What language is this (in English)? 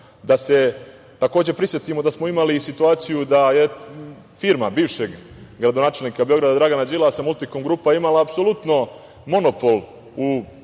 Serbian